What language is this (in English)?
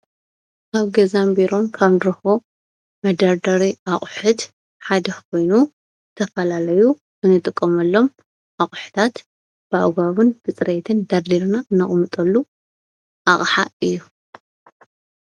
Tigrinya